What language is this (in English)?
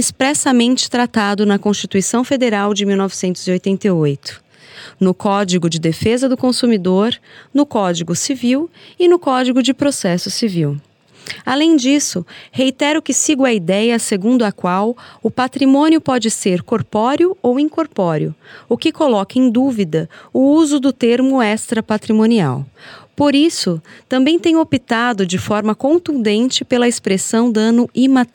Portuguese